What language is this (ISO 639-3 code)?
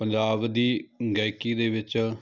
pan